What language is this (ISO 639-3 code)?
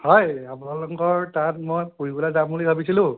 asm